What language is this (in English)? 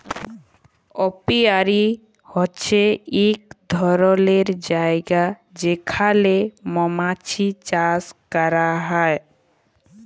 Bangla